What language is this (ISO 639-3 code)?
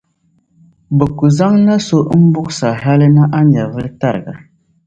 dag